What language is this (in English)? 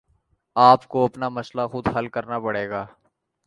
Urdu